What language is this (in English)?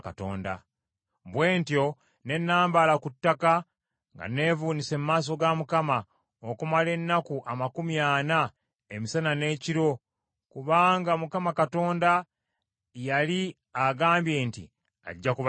Ganda